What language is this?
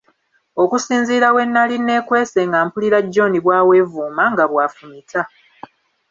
Ganda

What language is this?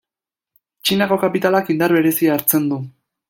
Basque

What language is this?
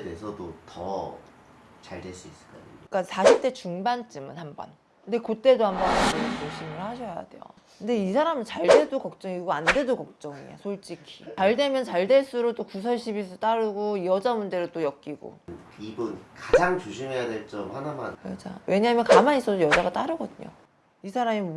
Korean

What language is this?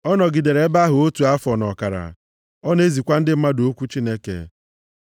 Igbo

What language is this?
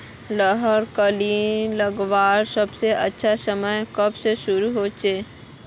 Magahi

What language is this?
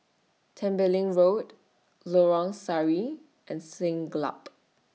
English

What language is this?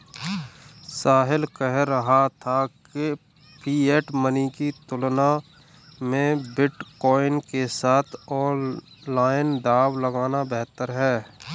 Hindi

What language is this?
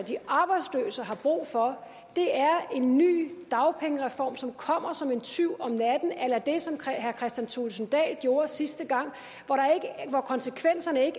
Danish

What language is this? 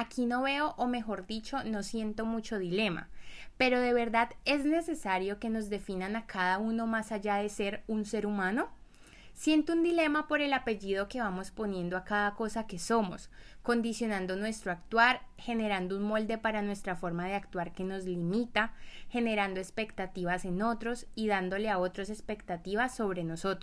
Spanish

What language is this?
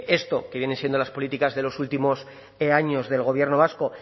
Spanish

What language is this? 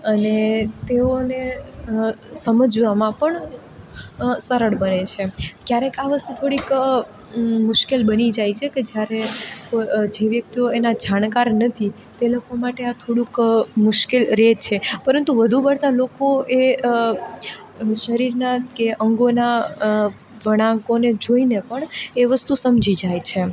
Gujarati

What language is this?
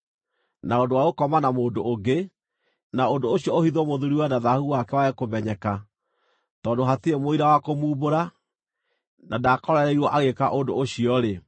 Kikuyu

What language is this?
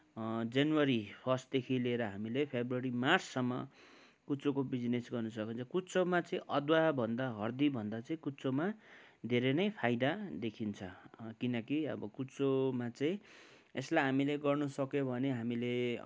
Nepali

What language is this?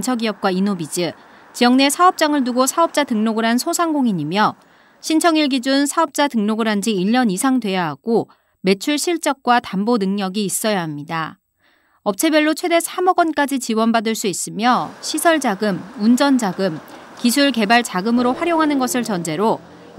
Korean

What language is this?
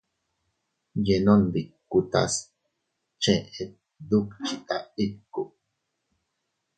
Teutila Cuicatec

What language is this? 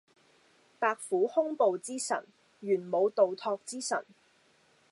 Cantonese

